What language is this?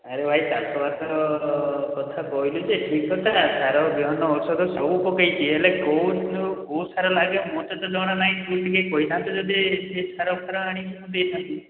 Odia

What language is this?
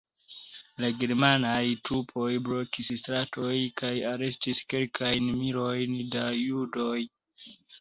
Esperanto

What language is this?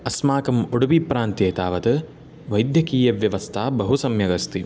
Sanskrit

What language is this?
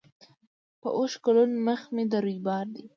Pashto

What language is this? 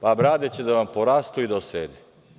Serbian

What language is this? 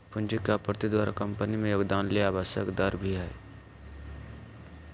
Magahi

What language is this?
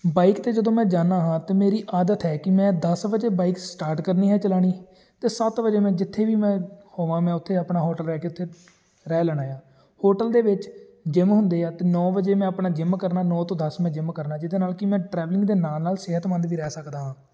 Punjabi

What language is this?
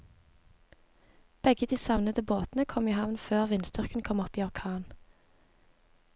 Norwegian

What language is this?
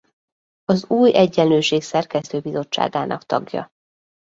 Hungarian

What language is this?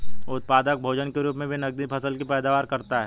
Hindi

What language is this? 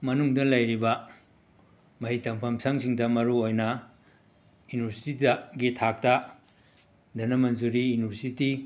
Manipuri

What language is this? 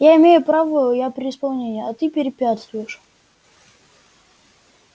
Russian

